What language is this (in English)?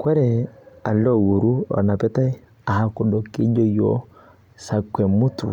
Masai